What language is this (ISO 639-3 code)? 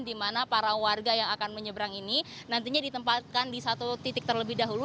ind